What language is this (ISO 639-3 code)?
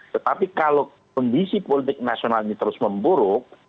ind